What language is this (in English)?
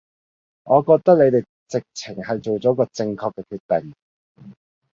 Cantonese